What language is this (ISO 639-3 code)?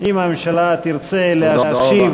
heb